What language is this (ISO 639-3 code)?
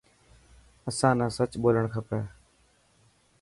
mki